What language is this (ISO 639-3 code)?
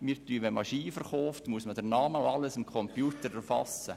gsw